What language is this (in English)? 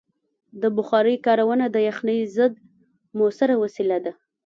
Pashto